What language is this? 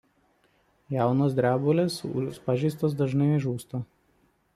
Lithuanian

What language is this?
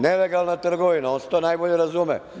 Serbian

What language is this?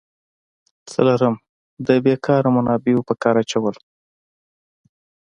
Pashto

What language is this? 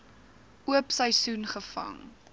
Afrikaans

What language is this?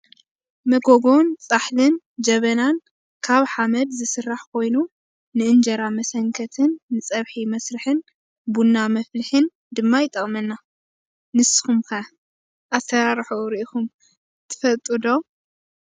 Tigrinya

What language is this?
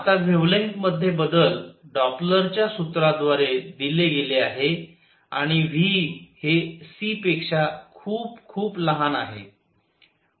Marathi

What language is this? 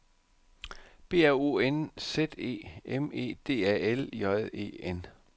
Danish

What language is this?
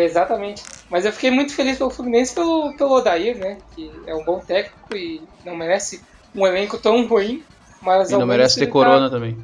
Portuguese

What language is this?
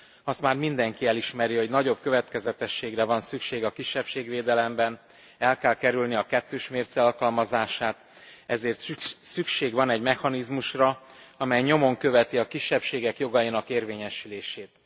Hungarian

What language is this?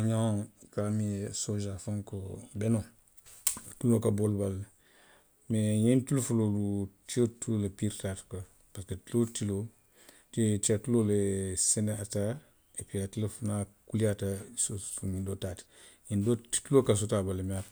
Western Maninkakan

